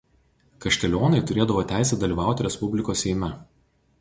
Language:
Lithuanian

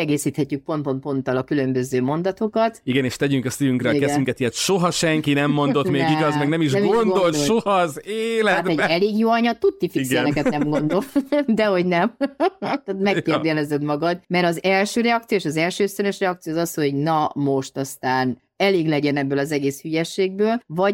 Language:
Hungarian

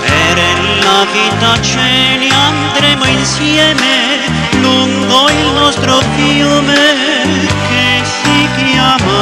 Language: Romanian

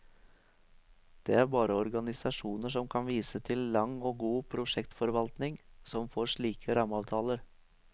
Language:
Norwegian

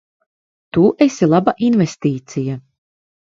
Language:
Latvian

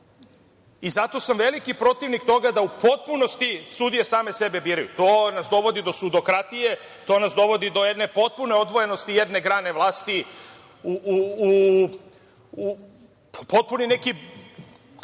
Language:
Serbian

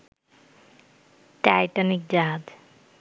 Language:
Bangla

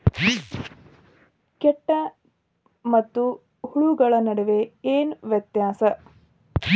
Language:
Kannada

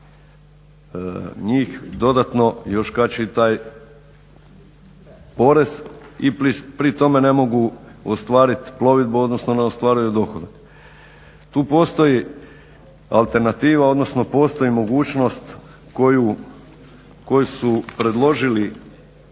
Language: Croatian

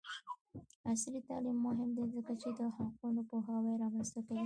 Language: Pashto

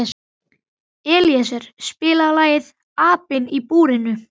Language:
Icelandic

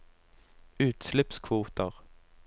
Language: Norwegian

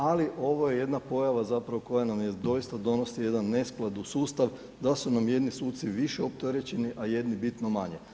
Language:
Croatian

